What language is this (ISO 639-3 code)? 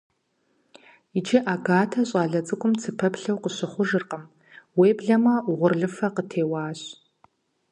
kbd